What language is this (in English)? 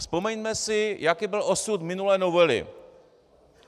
Czech